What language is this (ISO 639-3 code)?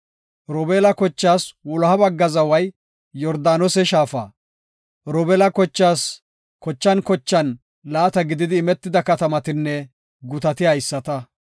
gof